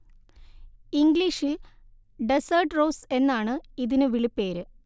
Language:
Malayalam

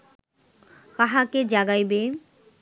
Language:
Bangla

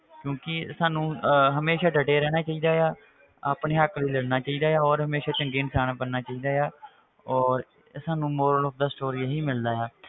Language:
Punjabi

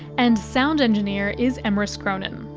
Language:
English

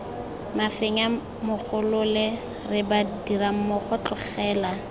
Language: Tswana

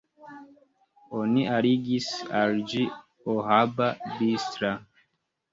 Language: Esperanto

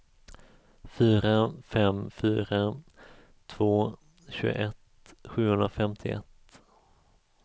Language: Swedish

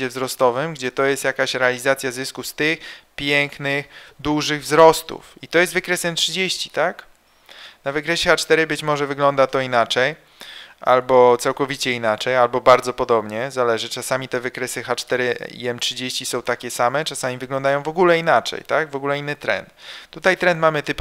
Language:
Polish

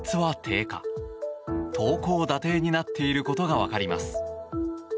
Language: Japanese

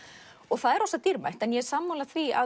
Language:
Icelandic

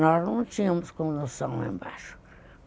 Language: Portuguese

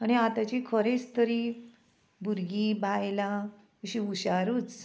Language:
Konkani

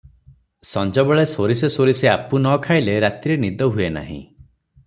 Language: Odia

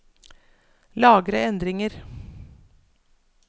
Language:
Norwegian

